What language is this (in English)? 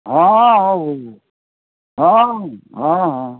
Odia